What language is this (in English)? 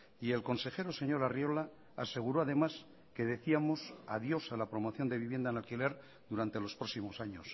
Spanish